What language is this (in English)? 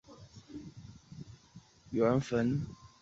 Chinese